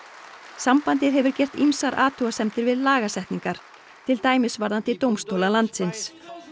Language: Icelandic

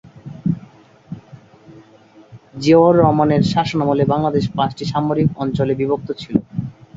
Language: Bangla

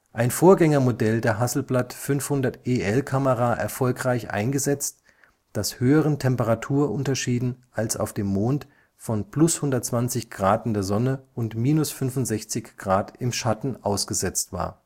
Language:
German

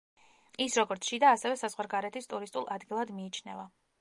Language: Georgian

